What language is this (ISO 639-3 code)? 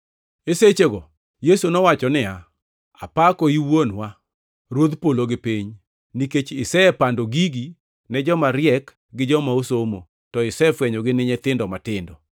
luo